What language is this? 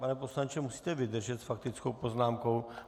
Czech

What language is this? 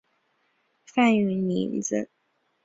Chinese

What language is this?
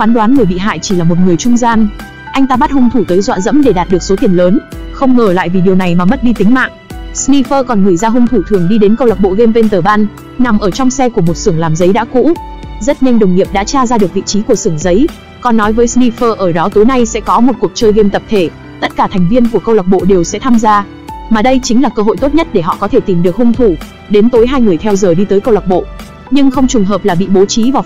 Vietnamese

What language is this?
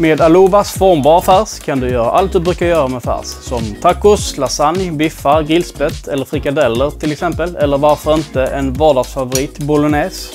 Swedish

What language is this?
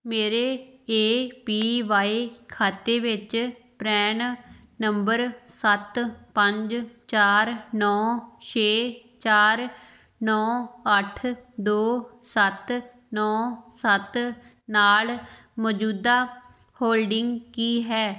Punjabi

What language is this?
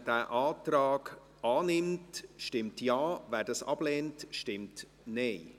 Swiss German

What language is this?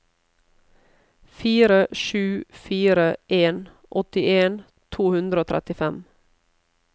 Norwegian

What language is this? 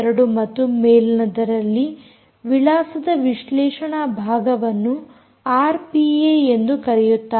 Kannada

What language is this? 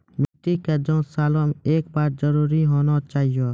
Maithili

